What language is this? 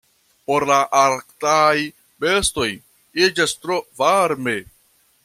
Esperanto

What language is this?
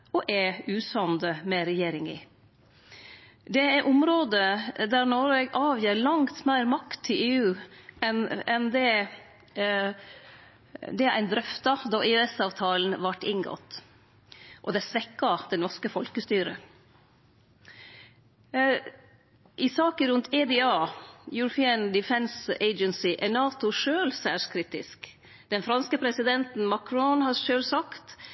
Norwegian Nynorsk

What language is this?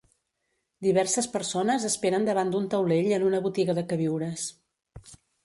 Catalan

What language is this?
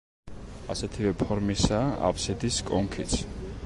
Georgian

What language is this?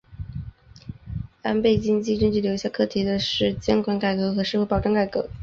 Chinese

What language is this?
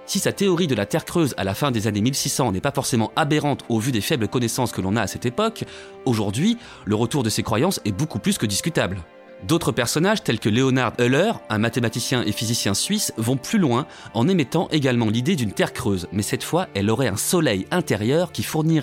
French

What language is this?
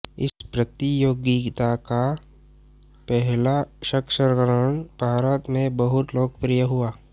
Hindi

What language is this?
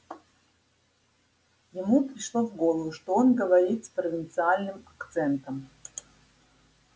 Russian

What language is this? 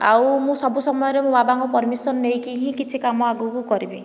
Odia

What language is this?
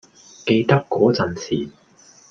Cantonese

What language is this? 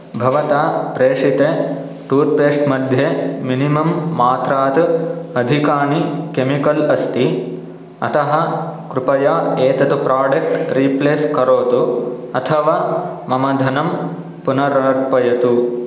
Sanskrit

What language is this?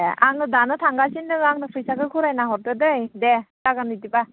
Bodo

